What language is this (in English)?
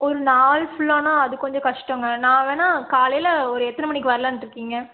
Tamil